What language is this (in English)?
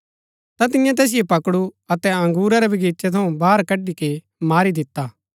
Gaddi